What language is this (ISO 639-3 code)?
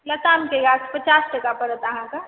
mai